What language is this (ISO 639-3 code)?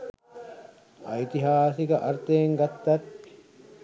sin